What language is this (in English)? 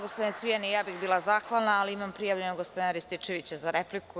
Serbian